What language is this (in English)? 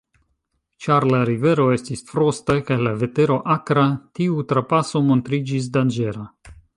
Esperanto